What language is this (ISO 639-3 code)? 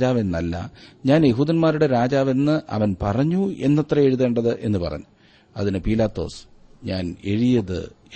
mal